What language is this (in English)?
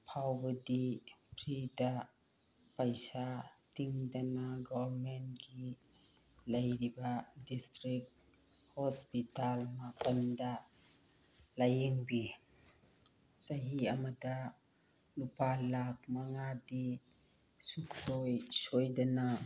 Manipuri